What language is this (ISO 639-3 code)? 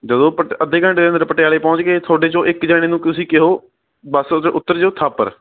pan